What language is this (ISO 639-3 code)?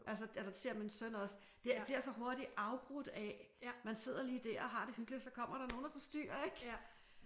dan